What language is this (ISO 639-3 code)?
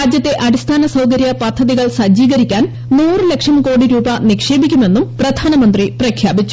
mal